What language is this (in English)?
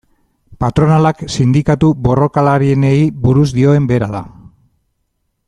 Basque